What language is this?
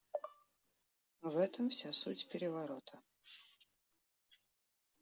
Russian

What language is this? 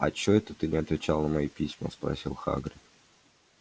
Russian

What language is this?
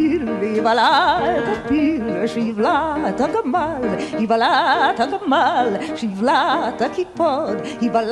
Hebrew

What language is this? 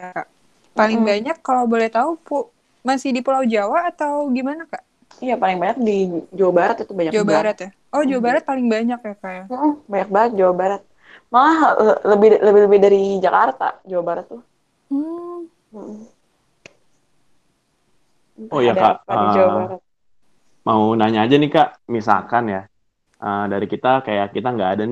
Indonesian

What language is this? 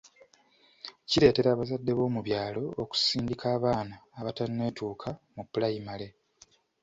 Ganda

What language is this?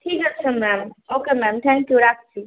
Bangla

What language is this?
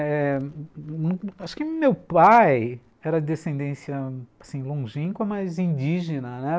Portuguese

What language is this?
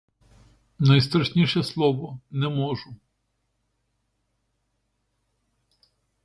Ukrainian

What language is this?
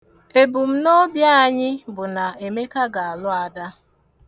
Igbo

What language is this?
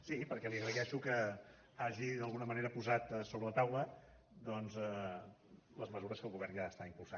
Catalan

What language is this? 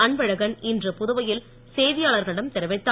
Tamil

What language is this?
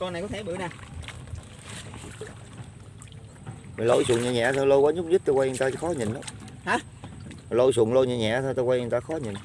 Vietnamese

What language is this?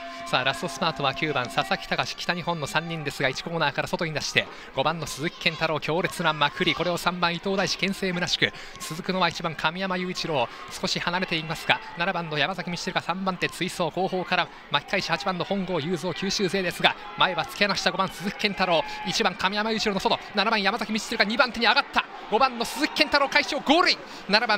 Japanese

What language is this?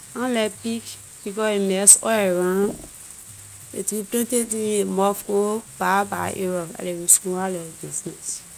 Liberian English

